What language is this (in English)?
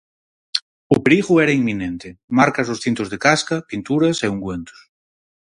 Galician